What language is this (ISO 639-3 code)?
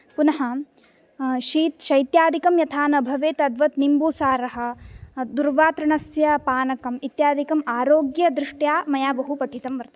san